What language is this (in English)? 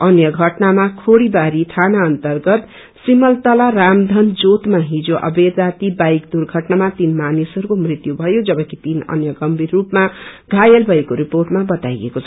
Nepali